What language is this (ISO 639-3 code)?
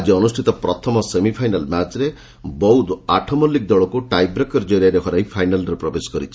ori